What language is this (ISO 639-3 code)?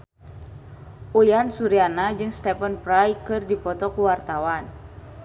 sun